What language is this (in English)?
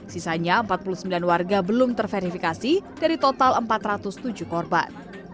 Indonesian